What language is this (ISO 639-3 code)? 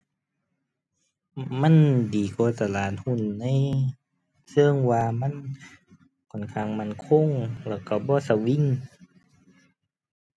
tha